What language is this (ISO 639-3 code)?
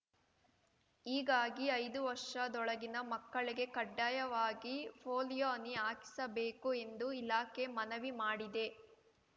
kan